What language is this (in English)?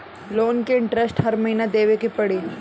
Bhojpuri